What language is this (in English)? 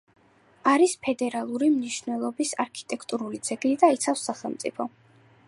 Georgian